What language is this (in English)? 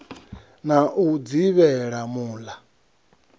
Venda